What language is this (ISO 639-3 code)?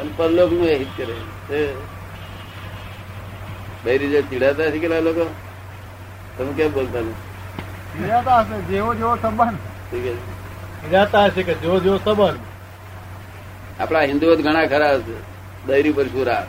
guj